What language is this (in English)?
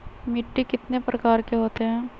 Magahi